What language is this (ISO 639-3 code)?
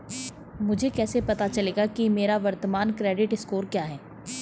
hin